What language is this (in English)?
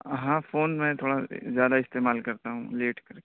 Urdu